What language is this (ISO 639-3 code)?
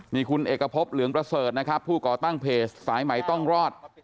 tha